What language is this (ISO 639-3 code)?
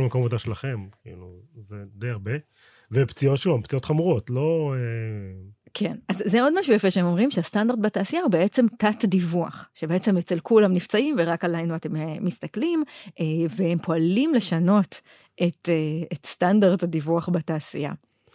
heb